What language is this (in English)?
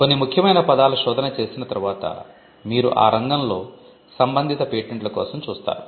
Telugu